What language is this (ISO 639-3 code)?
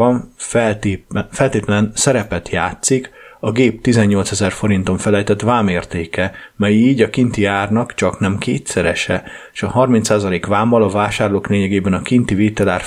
hun